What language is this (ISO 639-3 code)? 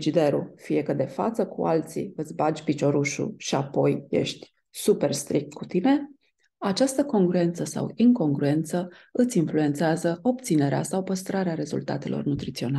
ron